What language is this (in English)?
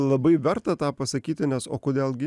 Lithuanian